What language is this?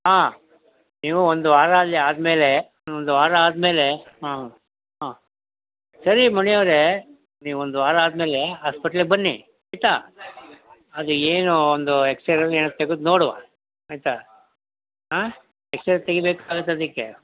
Kannada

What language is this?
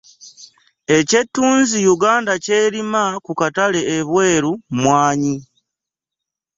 Ganda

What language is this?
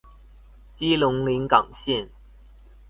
Chinese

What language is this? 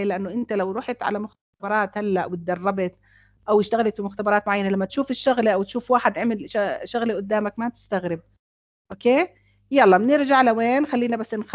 Arabic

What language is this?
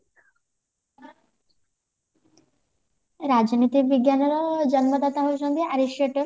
Odia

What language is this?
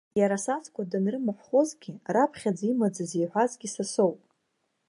Abkhazian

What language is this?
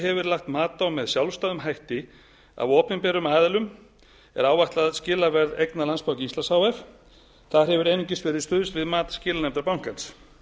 Icelandic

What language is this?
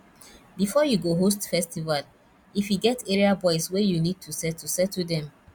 Nigerian Pidgin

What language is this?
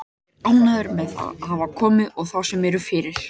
Icelandic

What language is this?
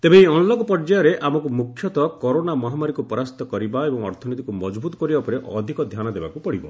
Odia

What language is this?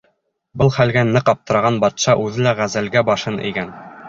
Bashkir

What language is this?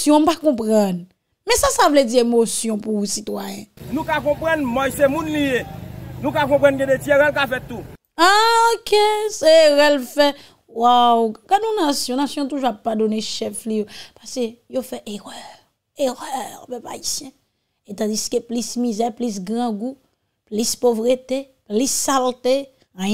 French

